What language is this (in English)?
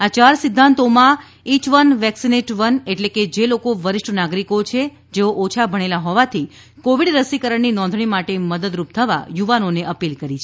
Gujarati